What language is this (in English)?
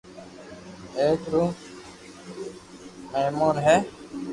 Loarki